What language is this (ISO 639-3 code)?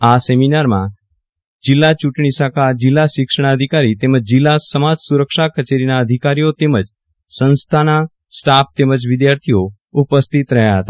guj